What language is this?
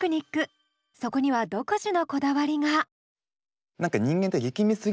Japanese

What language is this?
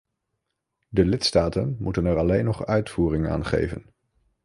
Dutch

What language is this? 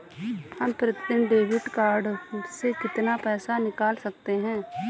Hindi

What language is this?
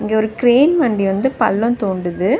Tamil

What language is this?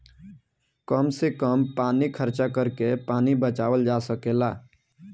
Bhojpuri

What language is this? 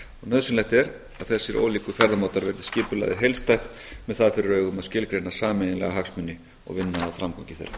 Icelandic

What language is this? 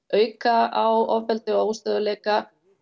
Icelandic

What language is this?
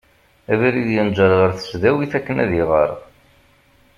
Kabyle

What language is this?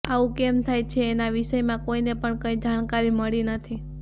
Gujarati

